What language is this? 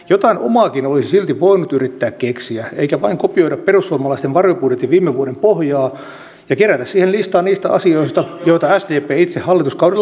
Finnish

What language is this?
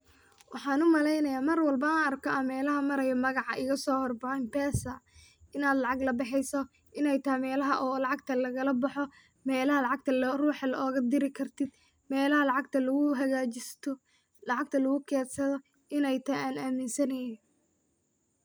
Somali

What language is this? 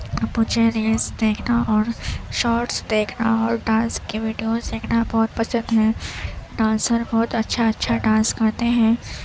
Urdu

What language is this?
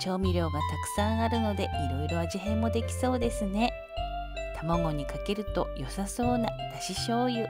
Japanese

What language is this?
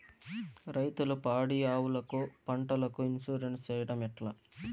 Telugu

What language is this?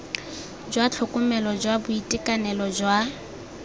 Tswana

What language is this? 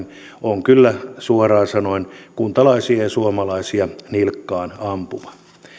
Finnish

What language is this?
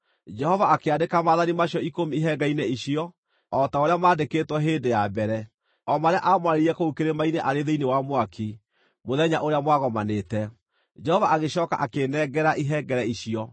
Kikuyu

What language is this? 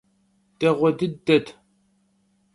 Kabardian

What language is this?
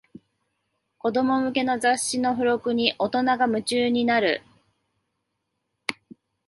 Japanese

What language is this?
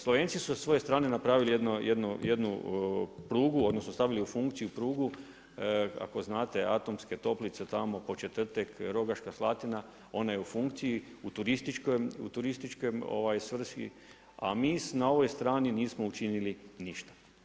Croatian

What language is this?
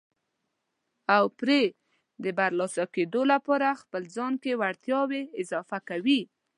Pashto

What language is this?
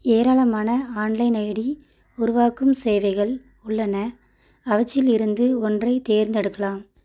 Tamil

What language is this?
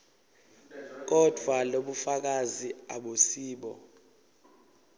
Swati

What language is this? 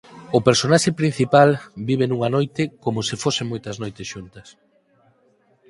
Galician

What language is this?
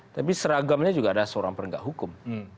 Indonesian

